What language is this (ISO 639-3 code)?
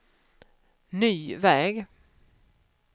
swe